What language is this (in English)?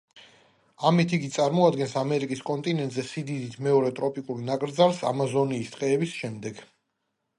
Georgian